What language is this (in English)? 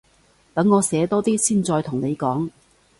Cantonese